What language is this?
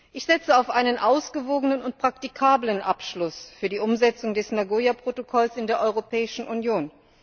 German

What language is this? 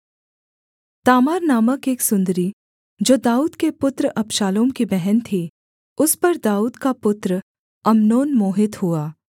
Hindi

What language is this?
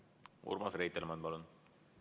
Estonian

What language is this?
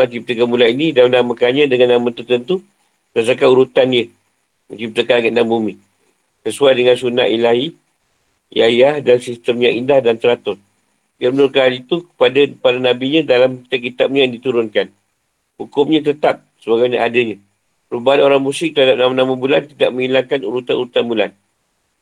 Malay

